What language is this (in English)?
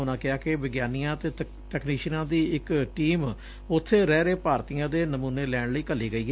Punjabi